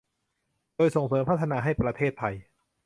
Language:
Thai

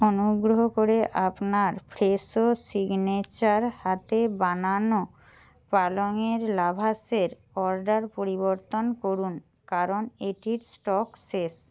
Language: Bangla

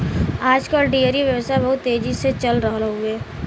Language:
Bhojpuri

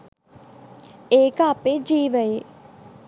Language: Sinhala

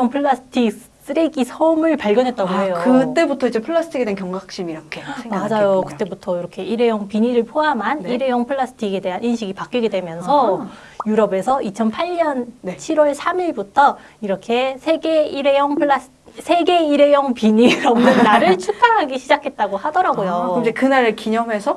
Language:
Korean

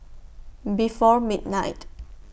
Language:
English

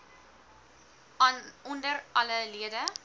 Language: Afrikaans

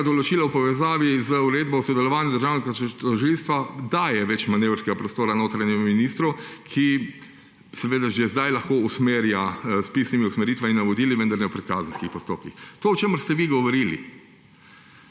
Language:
Slovenian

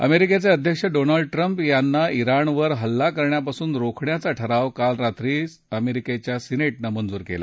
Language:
Marathi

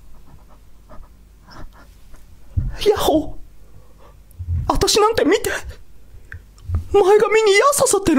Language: Japanese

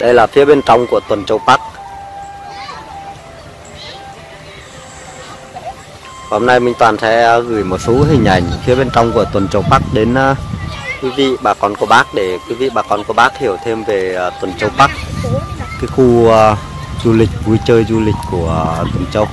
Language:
Vietnamese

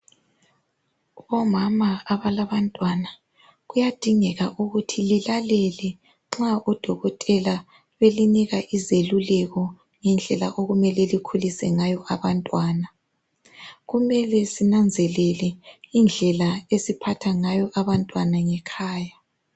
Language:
North Ndebele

